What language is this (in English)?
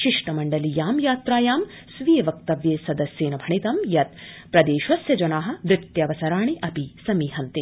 Sanskrit